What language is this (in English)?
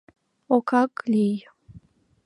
Mari